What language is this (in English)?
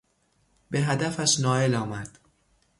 Persian